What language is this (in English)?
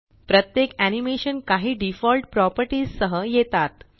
Marathi